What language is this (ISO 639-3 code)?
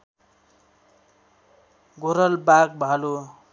nep